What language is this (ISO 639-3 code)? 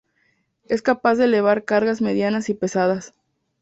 spa